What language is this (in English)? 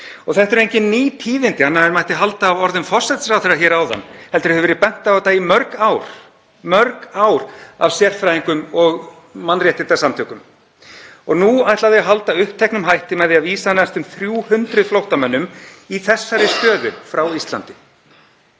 Icelandic